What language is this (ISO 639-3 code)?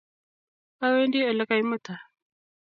kln